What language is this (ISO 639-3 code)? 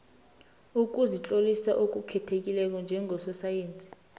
nbl